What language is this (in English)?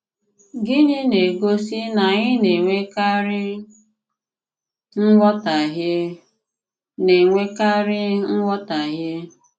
Igbo